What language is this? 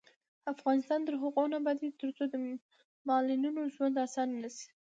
Pashto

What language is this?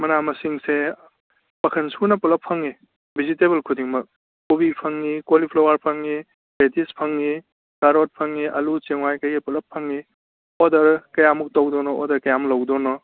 Manipuri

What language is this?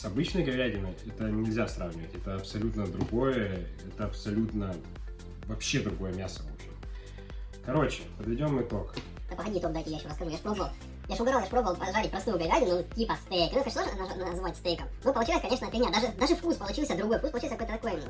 Russian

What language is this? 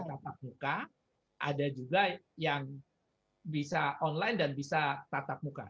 Indonesian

